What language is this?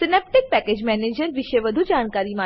Gujarati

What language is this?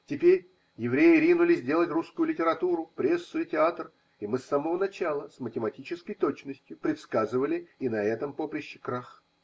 Russian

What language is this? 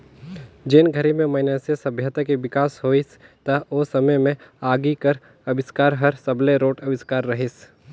Chhattisgarhi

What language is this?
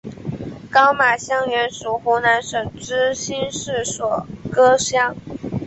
Chinese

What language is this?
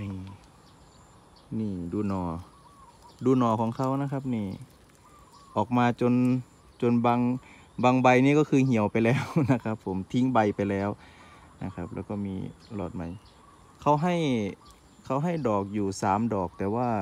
Thai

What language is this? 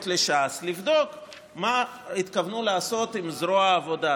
Hebrew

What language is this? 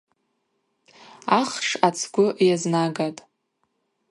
Abaza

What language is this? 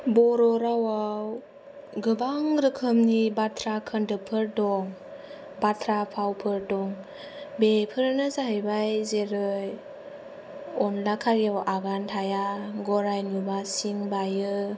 Bodo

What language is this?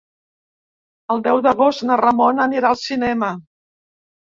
Catalan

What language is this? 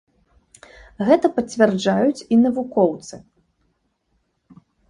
Belarusian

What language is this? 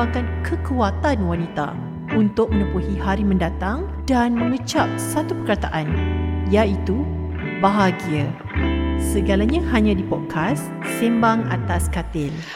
Malay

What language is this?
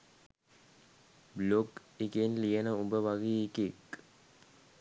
Sinhala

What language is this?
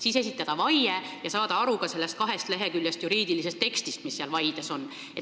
Estonian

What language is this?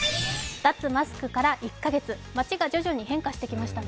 Japanese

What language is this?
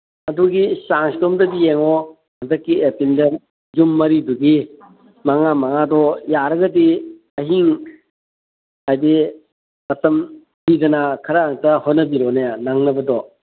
Manipuri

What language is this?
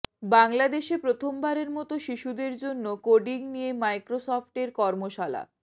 Bangla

